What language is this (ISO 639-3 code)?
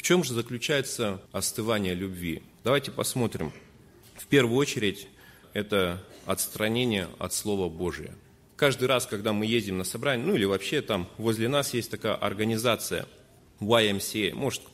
rus